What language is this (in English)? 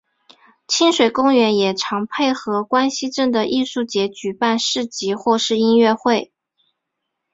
Chinese